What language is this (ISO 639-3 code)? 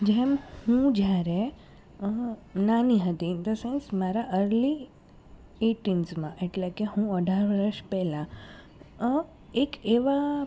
guj